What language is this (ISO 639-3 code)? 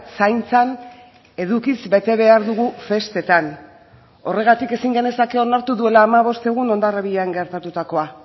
eus